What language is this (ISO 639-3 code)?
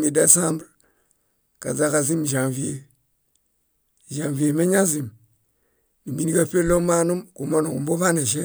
bda